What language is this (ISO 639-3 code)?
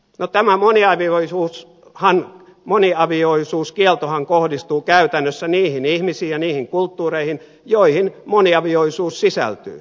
fin